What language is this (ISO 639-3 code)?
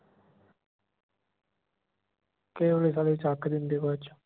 pan